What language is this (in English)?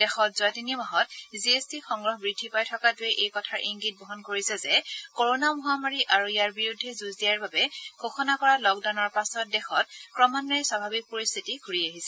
Assamese